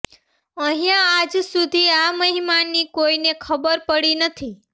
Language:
Gujarati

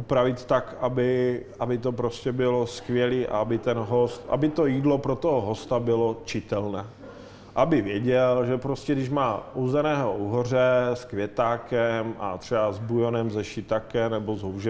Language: Czech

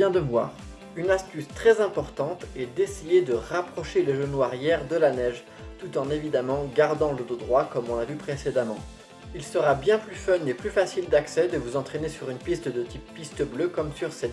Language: French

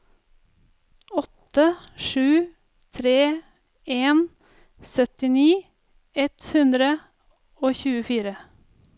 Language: Norwegian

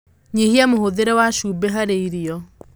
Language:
Kikuyu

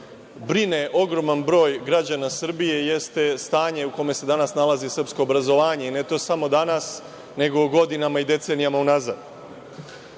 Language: Serbian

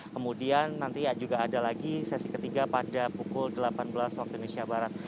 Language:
Indonesian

